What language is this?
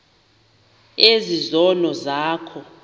Xhosa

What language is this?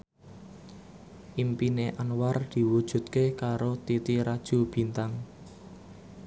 Javanese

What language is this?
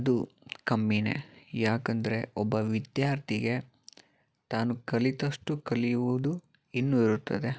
Kannada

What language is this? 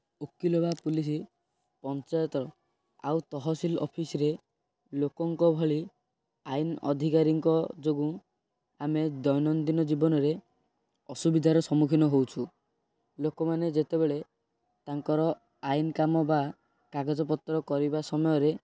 Odia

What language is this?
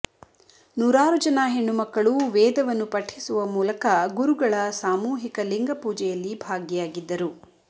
Kannada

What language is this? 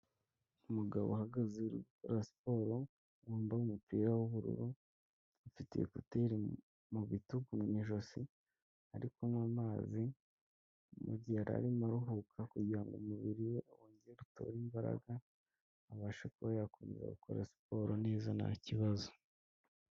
Kinyarwanda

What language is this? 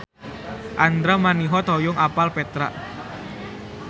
Sundanese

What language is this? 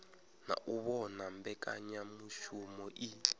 Venda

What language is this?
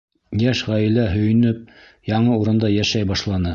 Bashkir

